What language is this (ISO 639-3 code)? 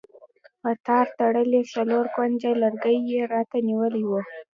pus